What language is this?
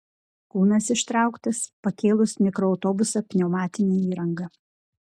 Lithuanian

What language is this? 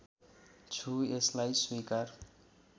Nepali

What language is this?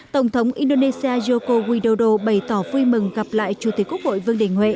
Vietnamese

